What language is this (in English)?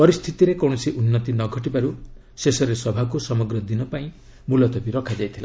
Odia